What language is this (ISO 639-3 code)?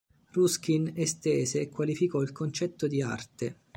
ita